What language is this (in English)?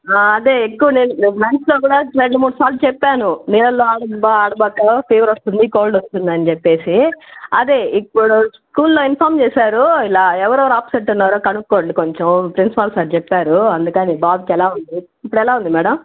Telugu